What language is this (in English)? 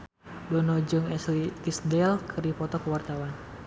Sundanese